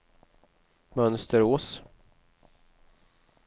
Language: Swedish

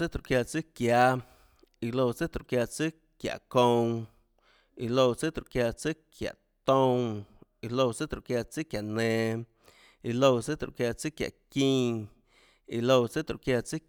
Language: Tlacoatzintepec Chinantec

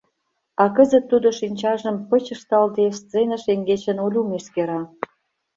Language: Mari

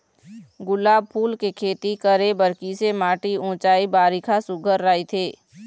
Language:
Chhattisgarhi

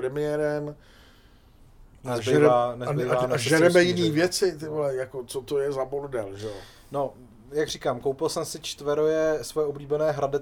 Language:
Czech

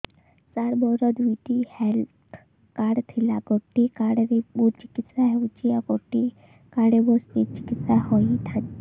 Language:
Odia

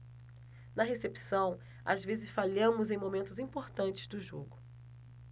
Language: Portuguese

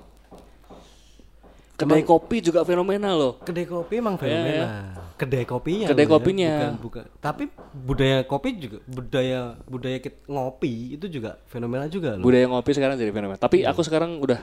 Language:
Indonesian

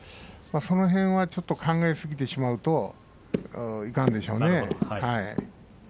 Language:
Japanese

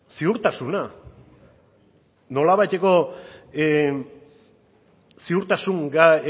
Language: Basque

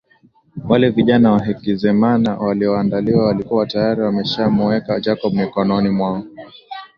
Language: Swahili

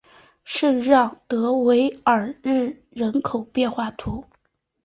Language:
Chinese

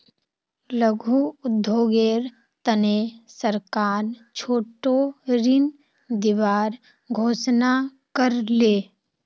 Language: Magahi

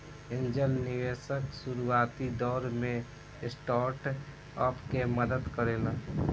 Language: Bhojpuri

